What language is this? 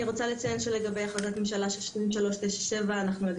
Hebrew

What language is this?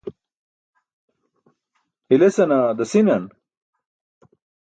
Burushaski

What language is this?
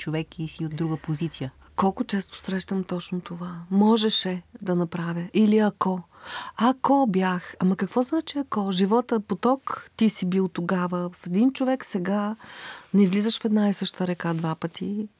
Bulgarian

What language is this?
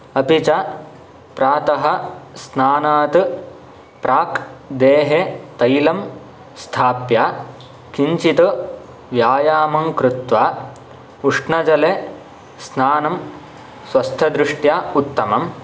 Sanskrit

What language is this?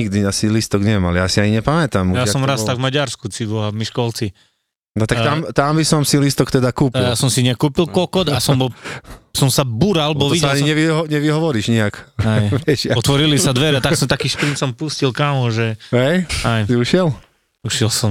Slovak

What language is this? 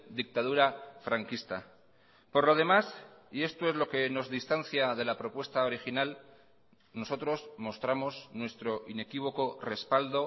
Spanish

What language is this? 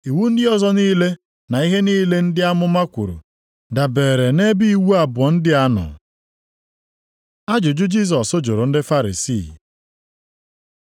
Igbo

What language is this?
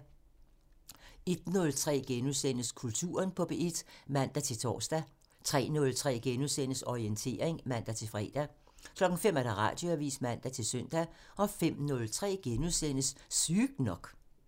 Danish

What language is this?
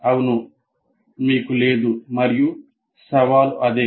Telugu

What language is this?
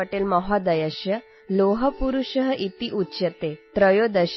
Urdu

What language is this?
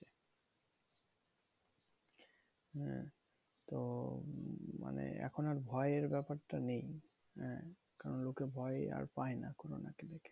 Bangla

